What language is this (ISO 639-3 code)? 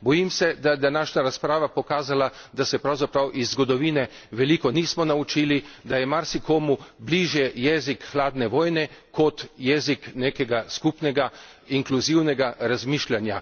slv